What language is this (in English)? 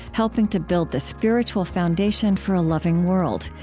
English